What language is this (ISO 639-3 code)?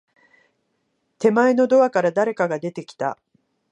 jpn